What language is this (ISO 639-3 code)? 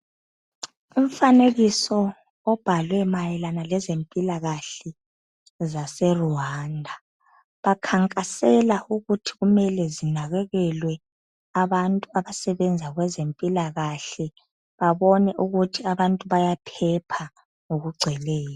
nde